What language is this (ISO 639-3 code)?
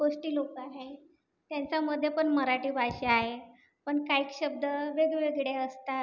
mar